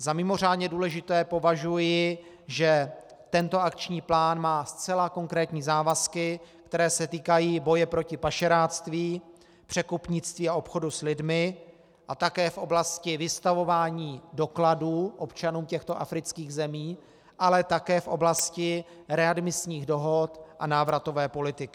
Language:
Czech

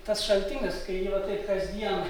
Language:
Lithuanian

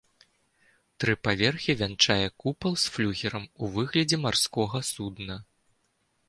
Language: Belarusian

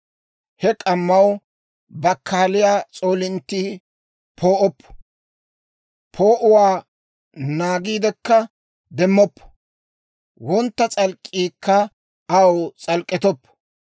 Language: Dawro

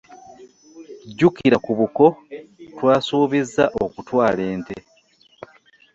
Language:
Ganda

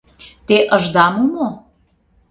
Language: Mari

